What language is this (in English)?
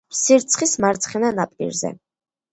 Georgian